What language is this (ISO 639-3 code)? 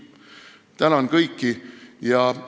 est